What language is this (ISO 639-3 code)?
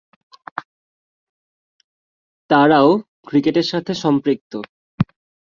ben